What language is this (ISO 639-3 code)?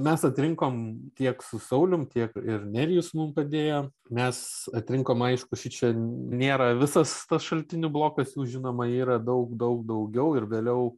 lit